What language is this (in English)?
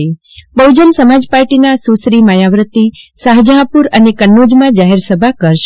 Gujarati